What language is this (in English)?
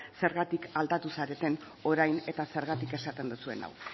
Basque